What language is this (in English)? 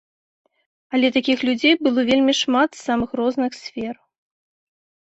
Belarusian